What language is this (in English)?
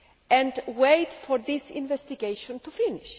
English